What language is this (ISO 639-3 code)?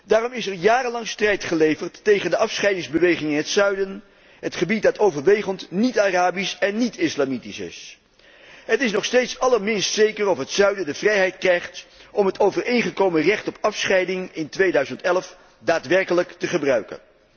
nld